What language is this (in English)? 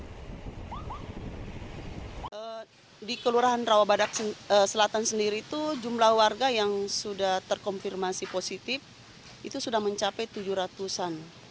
Indonesian